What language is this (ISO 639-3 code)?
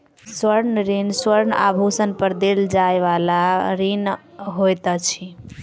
mai